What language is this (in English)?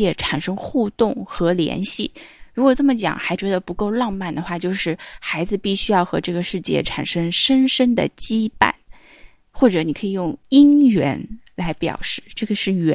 Chinese